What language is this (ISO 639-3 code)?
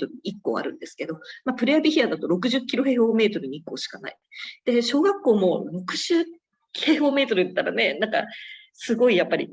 jpn